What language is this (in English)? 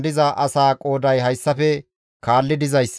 Gamo